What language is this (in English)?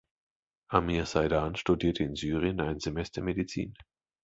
German